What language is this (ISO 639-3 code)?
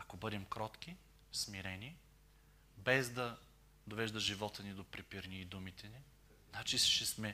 bul